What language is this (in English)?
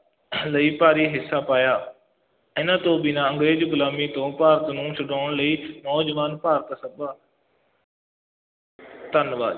Punjabi